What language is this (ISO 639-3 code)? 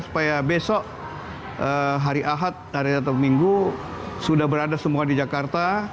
ind